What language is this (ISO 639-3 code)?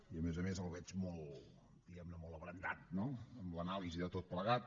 cat